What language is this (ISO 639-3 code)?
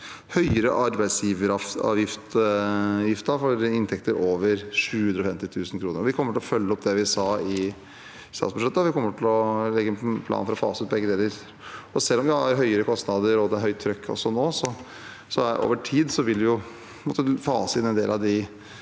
nor